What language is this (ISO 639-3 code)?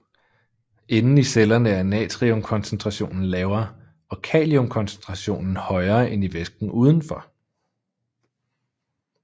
dan